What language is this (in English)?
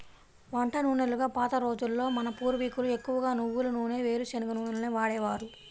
Telugu